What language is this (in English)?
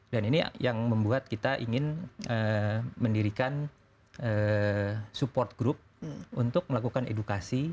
Indonesian